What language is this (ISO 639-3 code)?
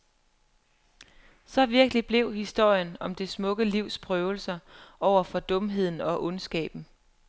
dan